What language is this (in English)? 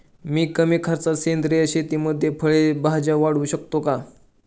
Marathi